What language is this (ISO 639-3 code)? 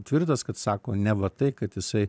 lit